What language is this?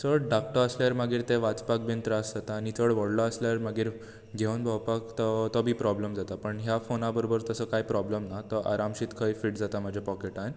Konkani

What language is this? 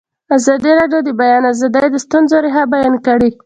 Pashto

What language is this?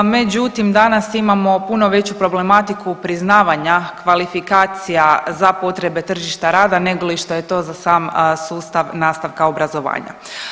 Croatian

